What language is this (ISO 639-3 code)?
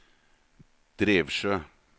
nor